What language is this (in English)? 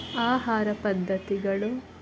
Kannada